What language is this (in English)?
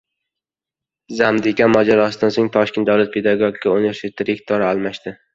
Uzbek